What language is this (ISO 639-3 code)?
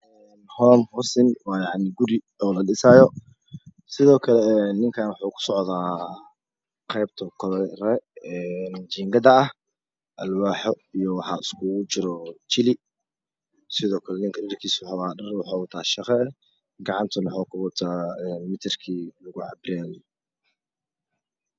som